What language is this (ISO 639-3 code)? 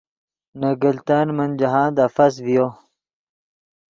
ydg